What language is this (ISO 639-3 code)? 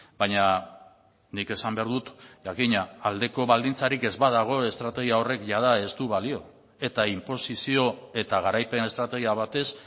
eus